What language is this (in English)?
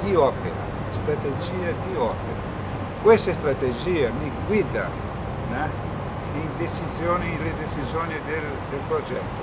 Italian